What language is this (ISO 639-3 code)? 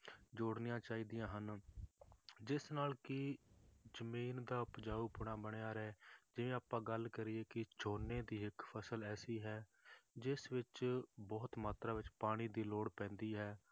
pan